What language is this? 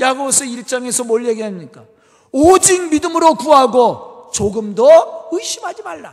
Korean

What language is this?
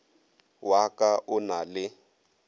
Northern Sotho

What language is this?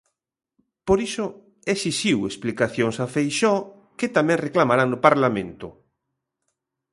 Galician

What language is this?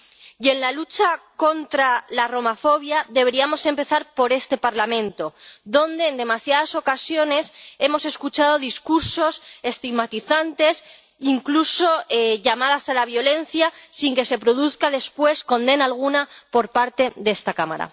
Spanish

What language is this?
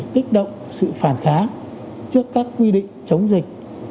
Vietnamese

